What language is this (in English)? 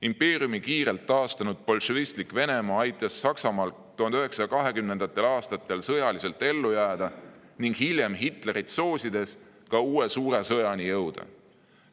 Estonian